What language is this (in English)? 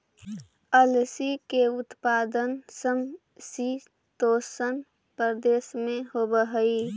Magahi